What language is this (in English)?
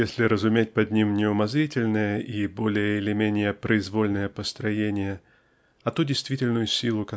Russian